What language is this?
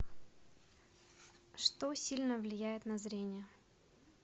Russian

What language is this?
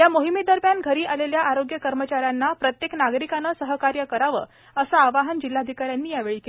Marathi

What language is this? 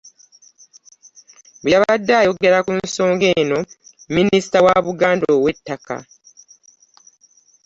Ganda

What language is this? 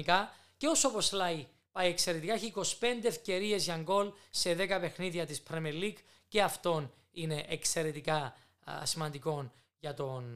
Greek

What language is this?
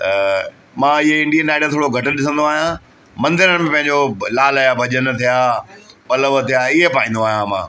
Sindhi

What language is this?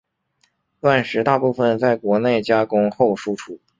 Chinese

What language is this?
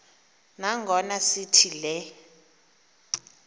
Xhosa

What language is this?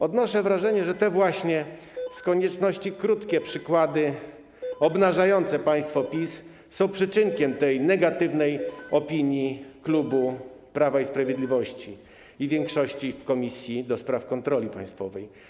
Polish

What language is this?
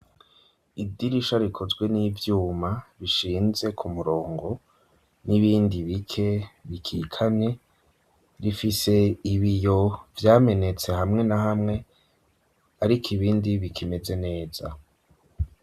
Rundi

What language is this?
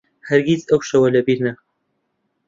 Central Kurdish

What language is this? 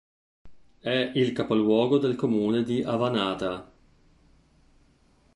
Italian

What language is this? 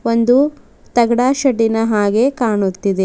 Kannada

